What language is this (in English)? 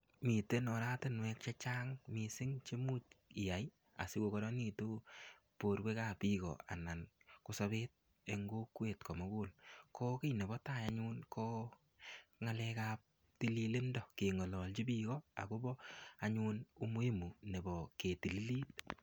Kalenjin